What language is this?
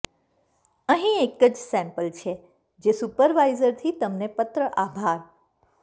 Gujarati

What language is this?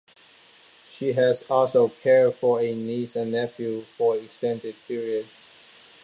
English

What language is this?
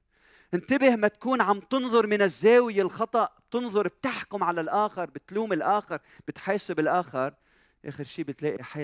Arabic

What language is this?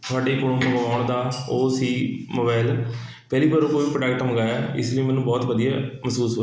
Punjabi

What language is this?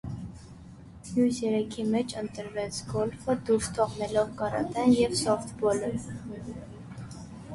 Armenian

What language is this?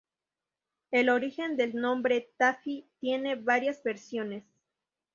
Spanish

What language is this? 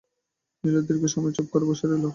Bangla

